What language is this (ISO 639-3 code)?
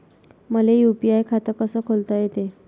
mar